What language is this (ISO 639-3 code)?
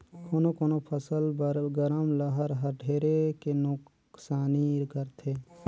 hne